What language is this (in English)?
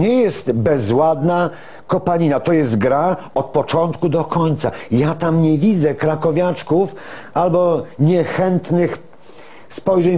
Polish